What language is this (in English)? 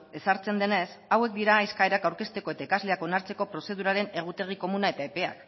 Basque